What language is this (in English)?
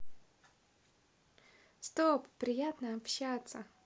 Russian